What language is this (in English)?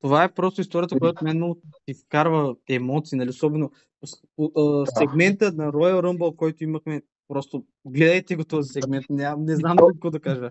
Bulgarian